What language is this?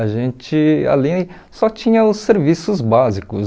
Portuguese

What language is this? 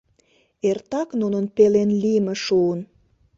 Mari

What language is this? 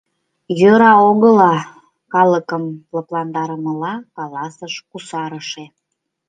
Mari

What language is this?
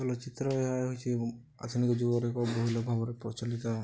Odia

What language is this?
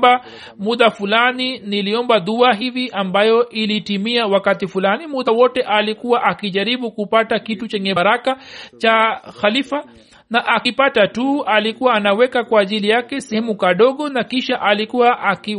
Swahili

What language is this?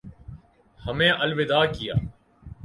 Urdu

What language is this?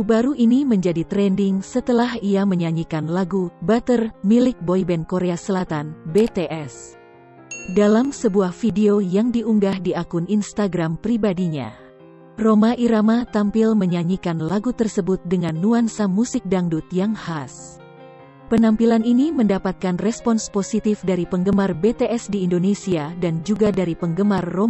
Indonesian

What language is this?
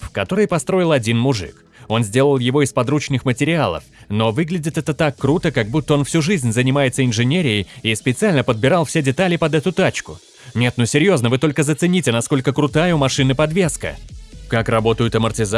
Russian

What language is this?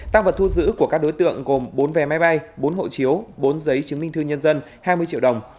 Vietnamese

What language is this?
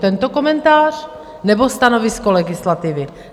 Czech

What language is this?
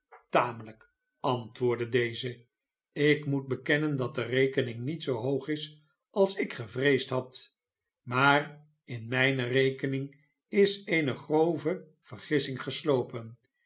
Dutch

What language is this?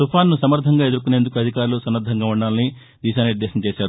Telugu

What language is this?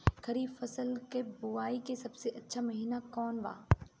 Bhojpuri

